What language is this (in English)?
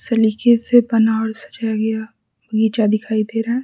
Hindi